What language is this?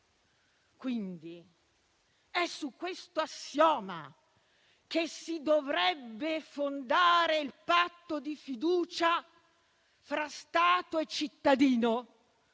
Italian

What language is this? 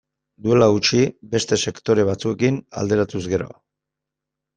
Basque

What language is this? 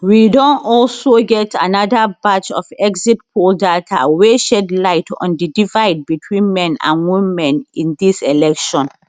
Nigerian Pidgin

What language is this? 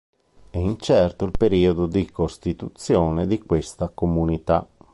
Italian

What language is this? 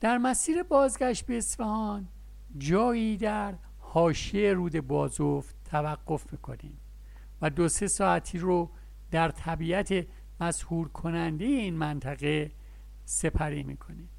Persian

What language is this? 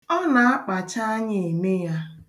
Igbo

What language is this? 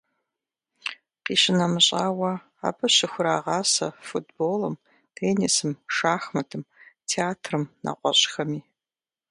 Kabardian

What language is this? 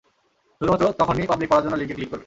Bangla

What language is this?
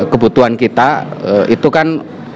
Indonesian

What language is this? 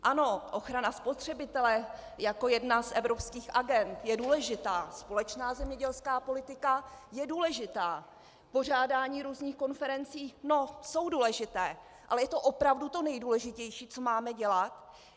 Czech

